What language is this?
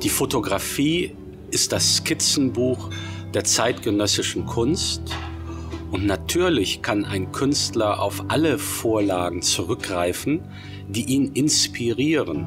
German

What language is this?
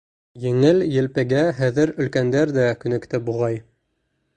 Bashkir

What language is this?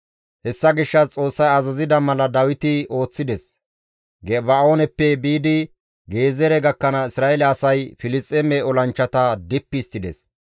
Gamo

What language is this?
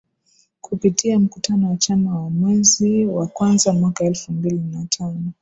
Swahili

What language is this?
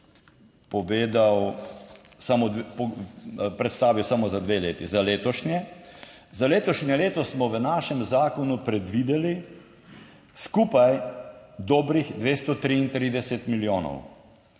Slovenian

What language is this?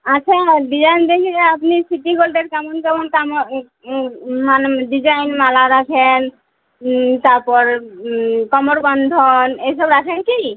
Bangla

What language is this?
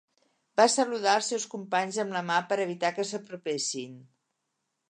Catalan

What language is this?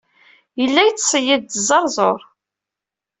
Kabyle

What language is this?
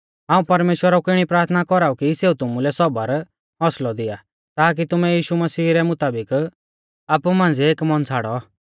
Mahasu Pahari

